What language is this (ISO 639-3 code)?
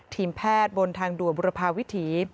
tha